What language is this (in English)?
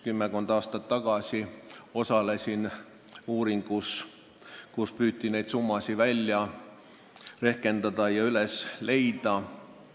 Estonian